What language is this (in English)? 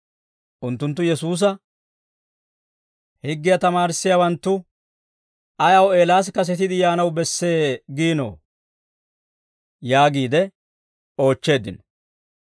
Dawro